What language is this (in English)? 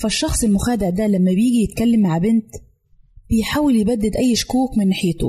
Arabic